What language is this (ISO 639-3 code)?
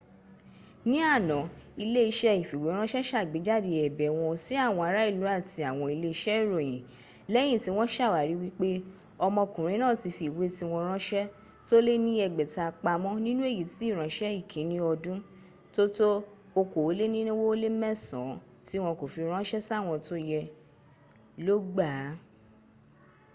yor